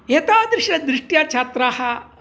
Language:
Sanskrit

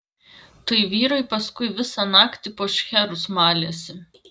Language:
Lithuanian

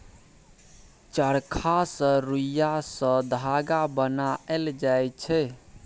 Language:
Maithili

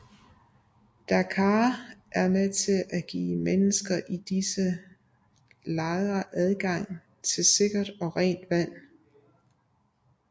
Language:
Danish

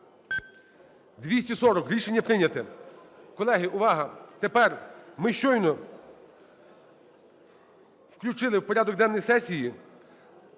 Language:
Ukrainian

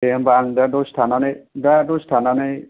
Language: Bodo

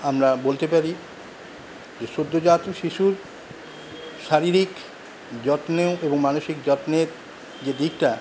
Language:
Bangla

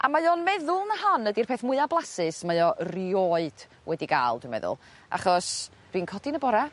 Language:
Welsh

